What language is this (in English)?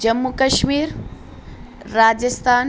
Urdu